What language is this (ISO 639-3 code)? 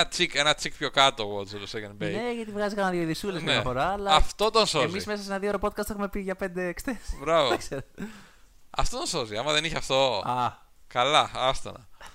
ell